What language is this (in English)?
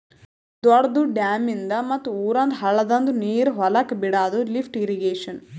Kannada